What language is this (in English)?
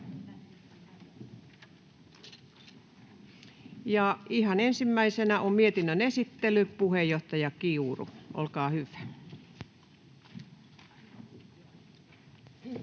Finnish